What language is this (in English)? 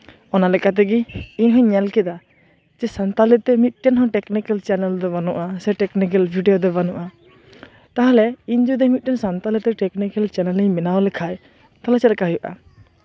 Santali